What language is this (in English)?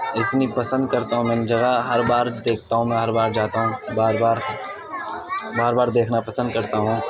Urdu